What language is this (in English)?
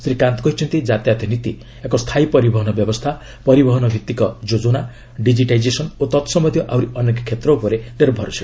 Odia